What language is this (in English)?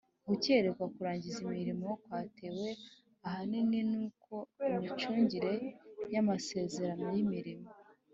Kinyarwanda